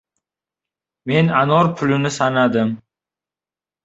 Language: Uzbek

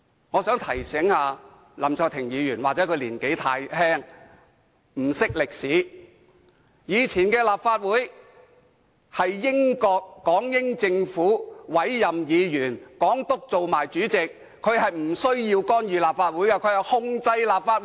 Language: Cantonese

